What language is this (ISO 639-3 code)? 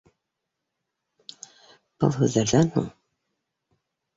bak